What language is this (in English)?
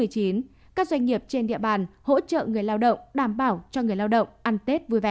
Vietnamese